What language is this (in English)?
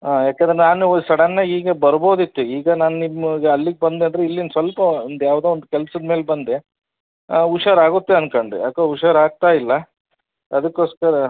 Kannada